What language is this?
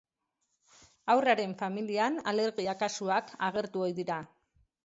Basque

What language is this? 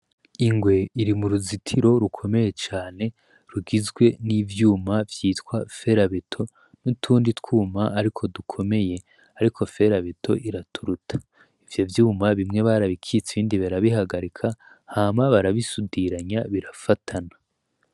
Rundi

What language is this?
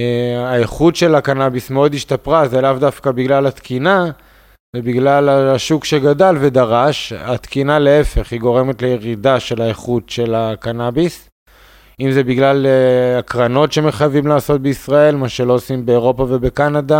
Hebrew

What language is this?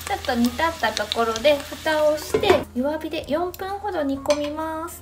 Japanese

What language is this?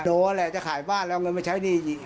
Thai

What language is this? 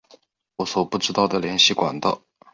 Chinese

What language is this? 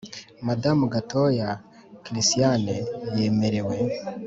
Kinyarwanda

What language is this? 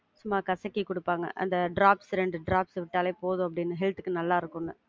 Tamil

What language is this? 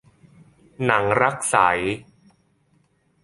Thai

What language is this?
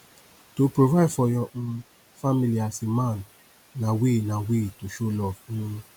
Nigerian Pidgin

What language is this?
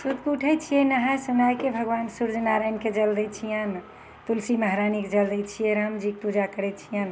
Maithili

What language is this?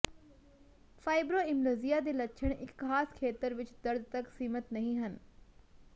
Punjabi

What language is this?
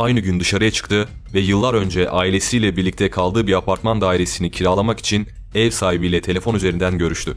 Turkish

